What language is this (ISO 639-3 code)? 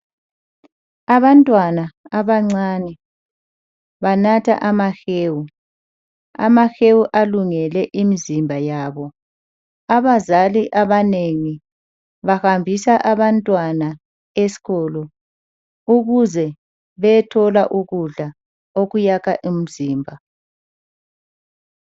nde